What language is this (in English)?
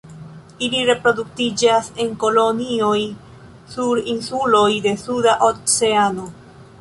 Esperanto